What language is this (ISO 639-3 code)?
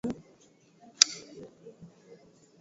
swa